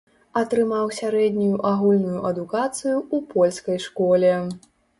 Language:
Belarusian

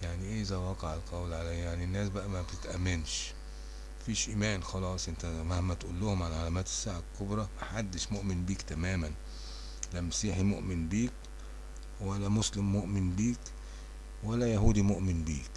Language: Arabic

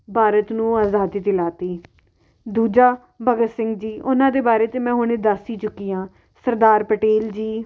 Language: Punjabi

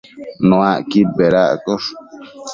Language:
Matsés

